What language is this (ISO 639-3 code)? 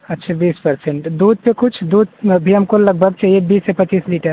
hin